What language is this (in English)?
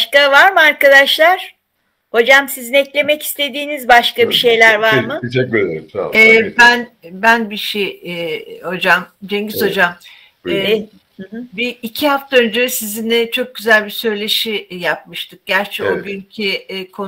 Turkish